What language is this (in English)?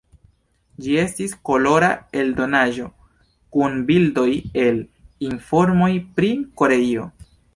Esperanto